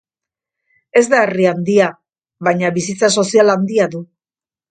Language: Basque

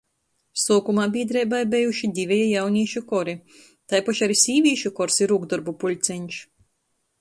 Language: Latgalian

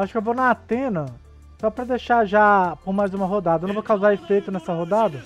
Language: Portuguese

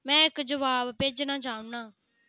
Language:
Dogri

